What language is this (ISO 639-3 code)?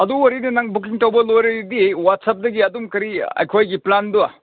mni